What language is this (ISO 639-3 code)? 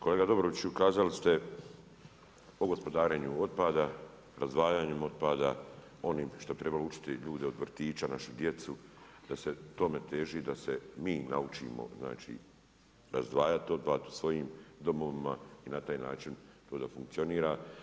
hrv